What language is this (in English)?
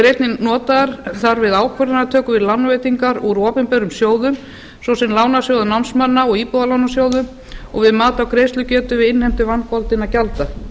Icelandic